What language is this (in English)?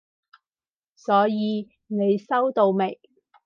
Cantonese